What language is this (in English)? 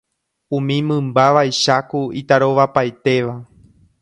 Guarani